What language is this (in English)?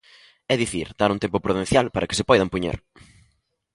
Galician